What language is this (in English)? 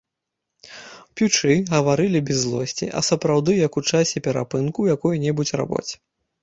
Belarusian